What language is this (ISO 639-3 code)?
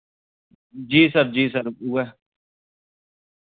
doi